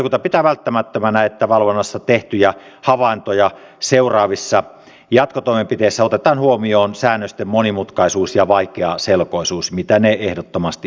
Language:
Finnish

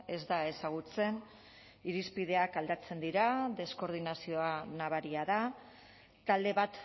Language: Basque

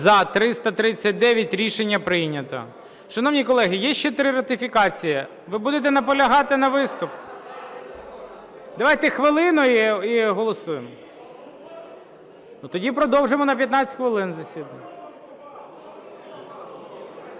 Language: Ukrainian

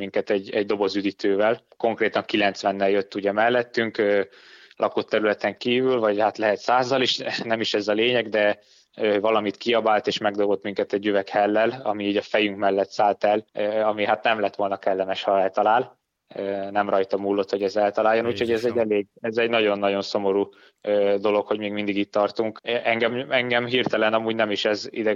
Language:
Hungarian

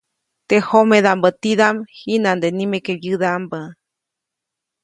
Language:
Copainalá Zoque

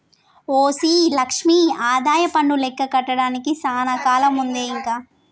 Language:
Telugu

